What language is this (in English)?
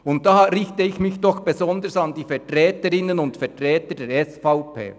Swiss German